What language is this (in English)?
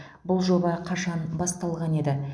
Kazakh